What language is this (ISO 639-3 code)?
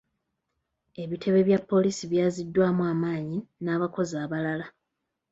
lug